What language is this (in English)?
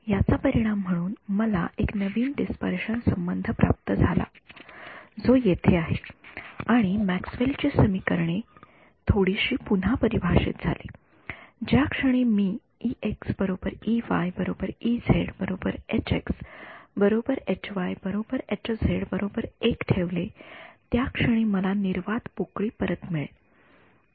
Marathi